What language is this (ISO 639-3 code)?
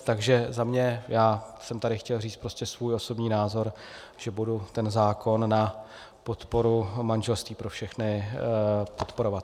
ces